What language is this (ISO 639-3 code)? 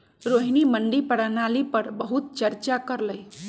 mag